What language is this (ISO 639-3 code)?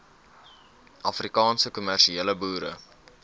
afr